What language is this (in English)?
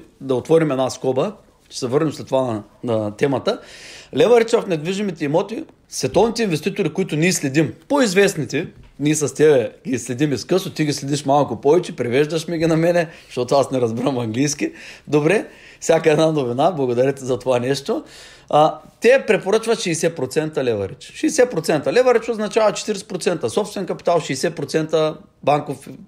Bulgarian